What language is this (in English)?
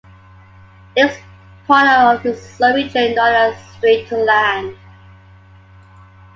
English